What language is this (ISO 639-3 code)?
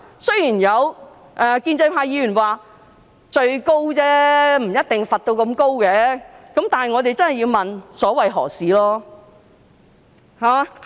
yue